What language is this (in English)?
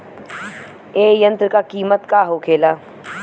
Bhojpuri